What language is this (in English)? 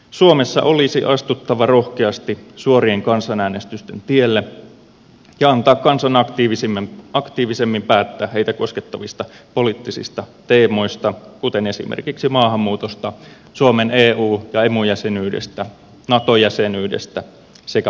Finnish